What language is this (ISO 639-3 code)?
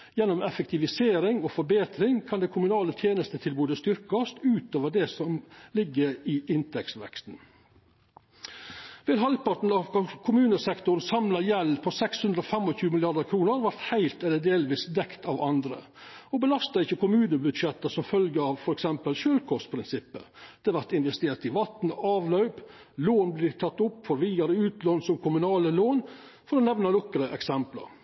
nno